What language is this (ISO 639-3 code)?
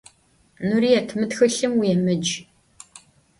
ady